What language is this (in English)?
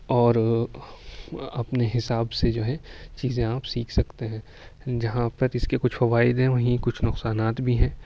Urdu